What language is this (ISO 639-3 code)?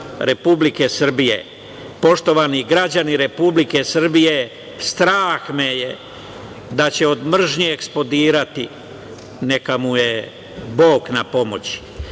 srp